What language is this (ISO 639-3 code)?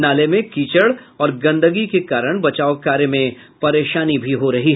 hin